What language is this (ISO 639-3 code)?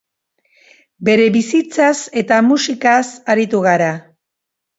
eus